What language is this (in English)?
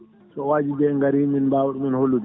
Fula